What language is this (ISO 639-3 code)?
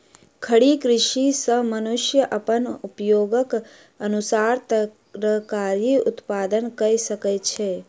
mai